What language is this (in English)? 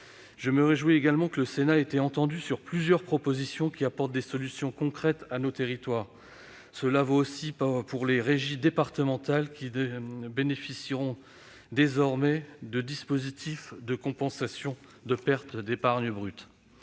French